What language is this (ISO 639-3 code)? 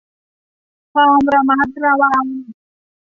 tha